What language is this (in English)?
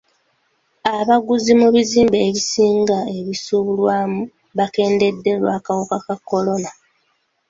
Ganda